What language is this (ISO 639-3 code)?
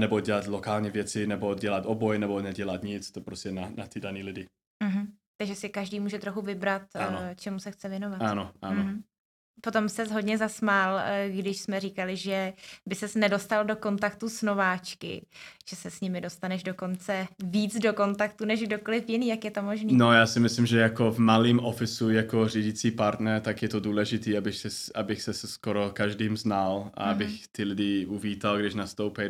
ces